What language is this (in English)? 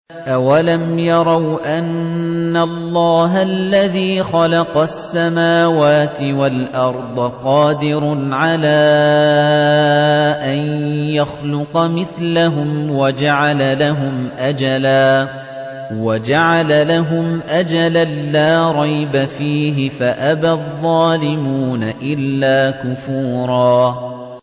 Arabic